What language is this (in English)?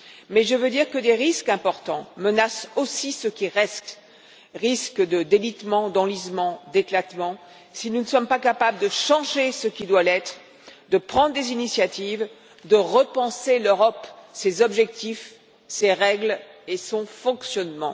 French